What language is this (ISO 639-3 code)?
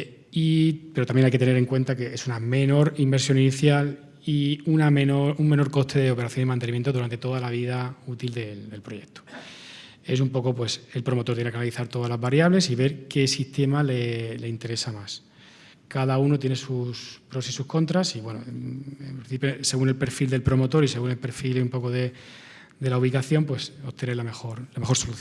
spa